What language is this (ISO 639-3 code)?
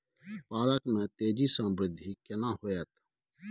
mai